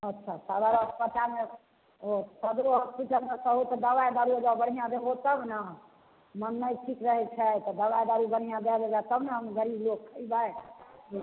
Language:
Maithili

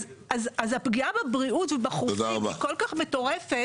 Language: Hebrew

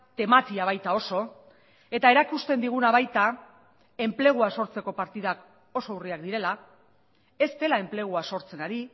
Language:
Basque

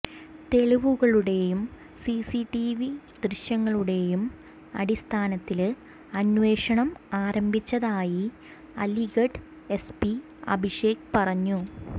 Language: Malayalam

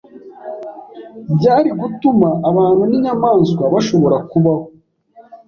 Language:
Kinyarwanda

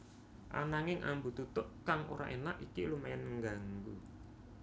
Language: Javanese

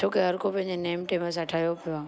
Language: Sindhi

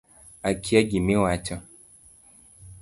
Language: Luo (Kenya and Tanzania)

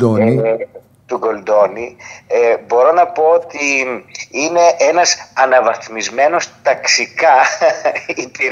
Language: Greek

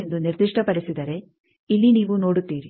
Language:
Kannada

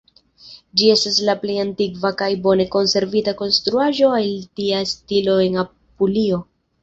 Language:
Esperanto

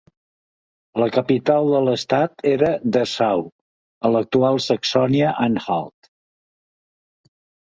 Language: Catalan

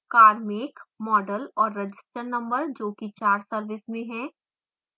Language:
Hindi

